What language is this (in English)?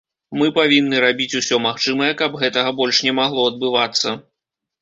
Belarusian